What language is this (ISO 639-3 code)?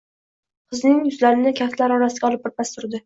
uzb